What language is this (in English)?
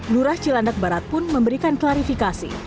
Indonesian